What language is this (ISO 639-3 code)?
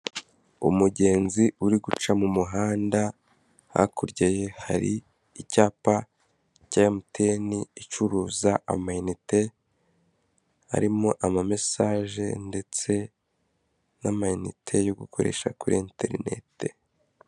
kin